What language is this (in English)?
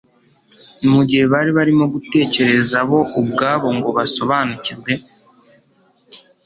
Kinyarwanda